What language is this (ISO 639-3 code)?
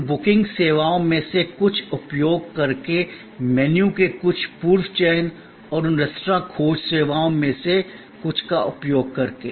hin